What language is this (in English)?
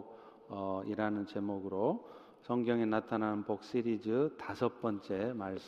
Korean